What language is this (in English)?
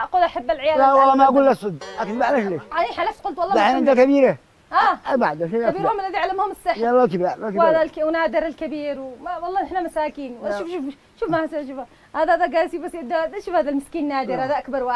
Arabic